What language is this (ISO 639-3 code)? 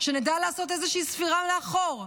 heb